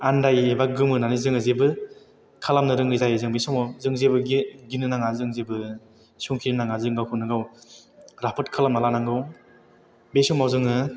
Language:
Bodo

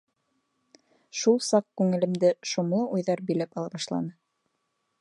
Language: Bashkir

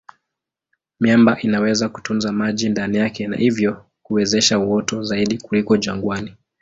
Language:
Swahili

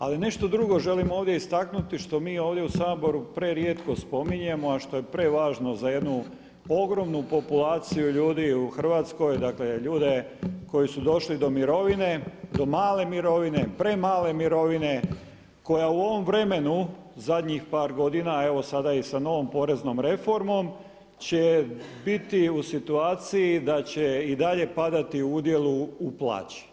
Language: Croatian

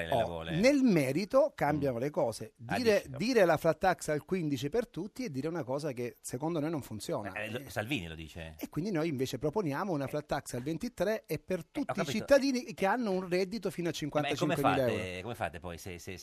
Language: Italian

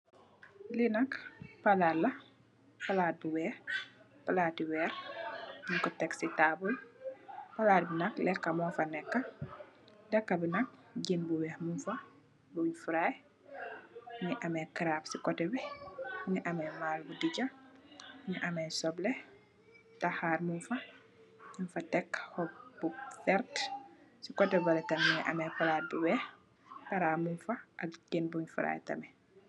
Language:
Wolof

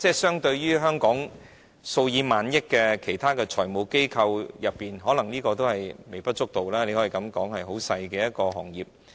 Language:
Cantonese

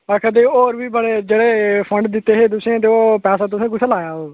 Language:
Dogri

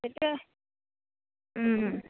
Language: Assamese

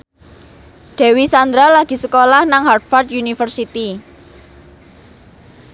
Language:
Javanese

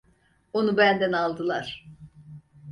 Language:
Turkish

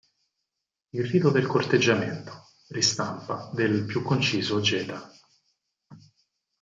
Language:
Italian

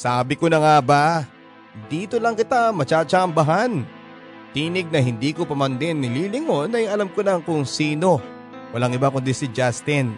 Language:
Filipino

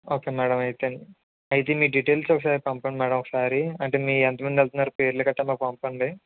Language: Telugu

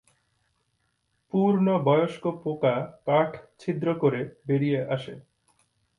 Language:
Bangla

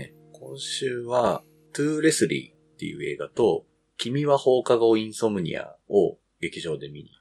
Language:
Japanese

